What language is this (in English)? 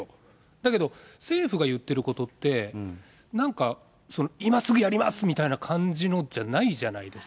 Japanese